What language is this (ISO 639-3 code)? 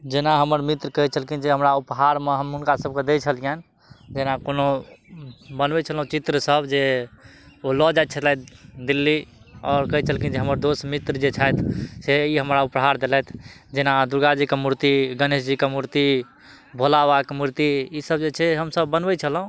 mai